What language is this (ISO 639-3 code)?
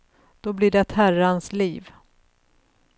swe